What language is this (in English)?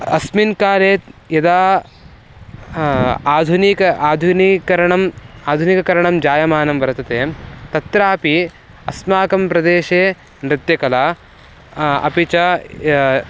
Sanskrit